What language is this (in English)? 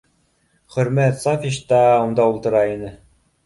Bashkir